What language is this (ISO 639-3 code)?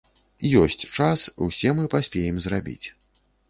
bel